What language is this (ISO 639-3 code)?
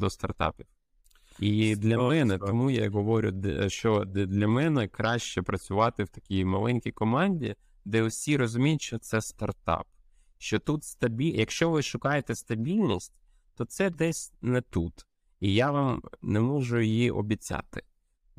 ukr